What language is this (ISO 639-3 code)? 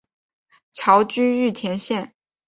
zho